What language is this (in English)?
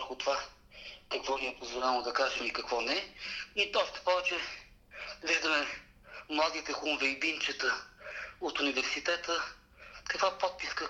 Bulgarian